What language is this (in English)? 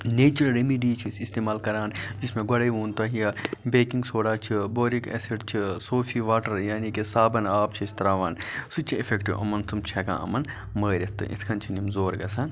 Kashmiri